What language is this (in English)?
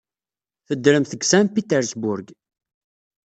Kabyle